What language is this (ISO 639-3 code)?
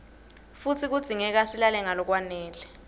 ssw